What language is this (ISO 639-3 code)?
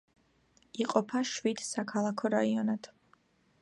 kat